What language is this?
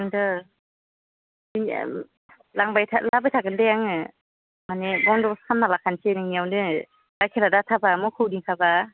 Bodo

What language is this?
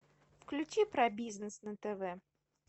Russian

